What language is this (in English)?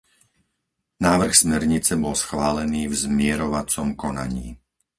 Slovak